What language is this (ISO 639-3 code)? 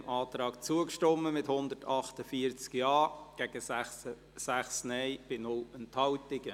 gsw